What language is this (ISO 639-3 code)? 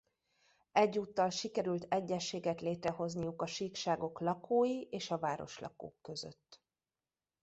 hun